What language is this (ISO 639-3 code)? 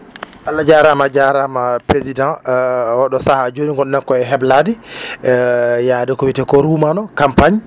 ful